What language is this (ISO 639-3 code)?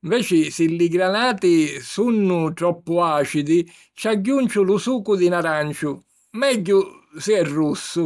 scn